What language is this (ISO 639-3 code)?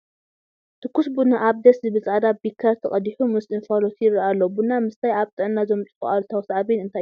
tir